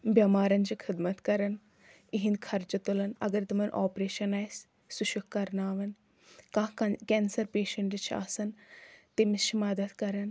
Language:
Kashmiri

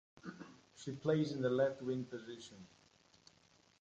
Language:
English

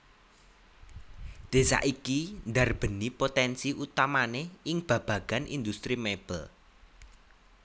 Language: Javanese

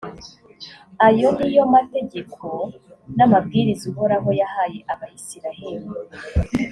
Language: Kinyarwanda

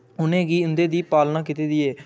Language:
Dogri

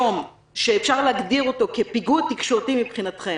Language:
Hebrew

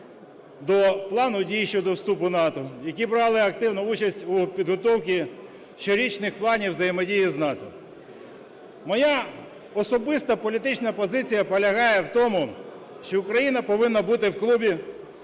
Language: Ukrainian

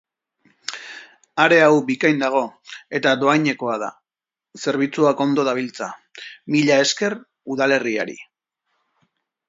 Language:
Basque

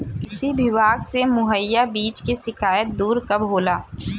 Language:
Bhojpuri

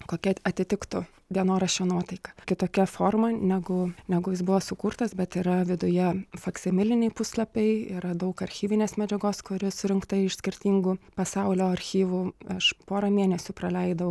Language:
Lithuanian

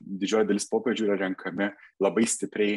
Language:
Lithuanian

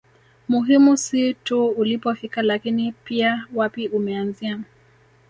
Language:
Swahili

